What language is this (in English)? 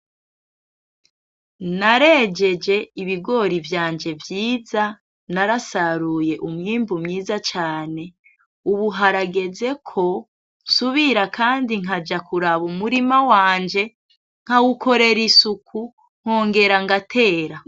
Rundi